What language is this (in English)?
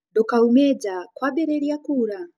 Kikuyu